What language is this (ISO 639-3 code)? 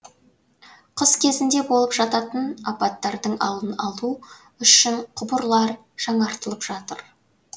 kaz